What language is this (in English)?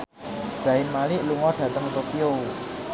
Javanese